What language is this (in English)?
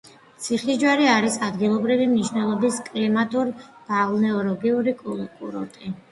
Georgian